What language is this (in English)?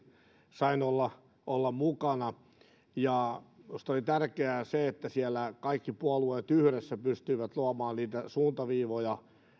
Finnish